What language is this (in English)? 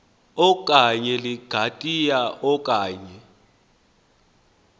Xhosa